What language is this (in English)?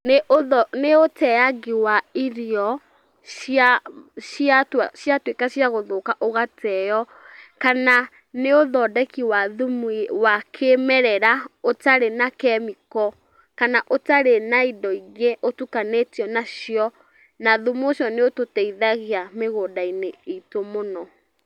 Kikuyu